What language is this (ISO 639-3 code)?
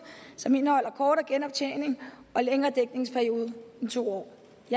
dan